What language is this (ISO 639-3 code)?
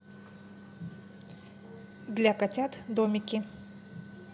rus